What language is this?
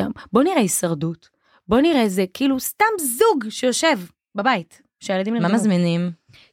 Hebrew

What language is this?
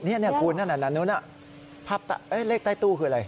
Thai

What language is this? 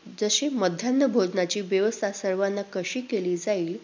Marathi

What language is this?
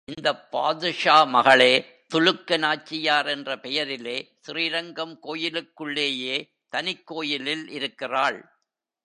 Tamil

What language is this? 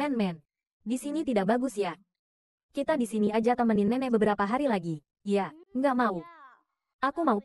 Indonesian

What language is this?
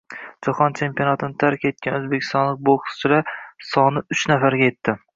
Uzbek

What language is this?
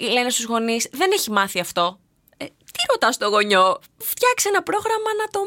Greek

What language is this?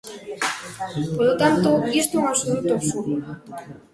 Galician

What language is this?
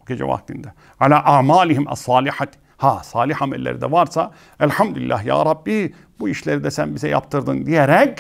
Turkish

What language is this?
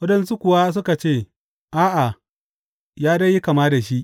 Hausa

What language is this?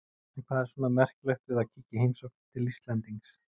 Icelandic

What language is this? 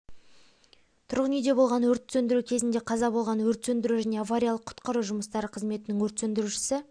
Kazakh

